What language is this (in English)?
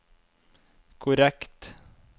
Norwegian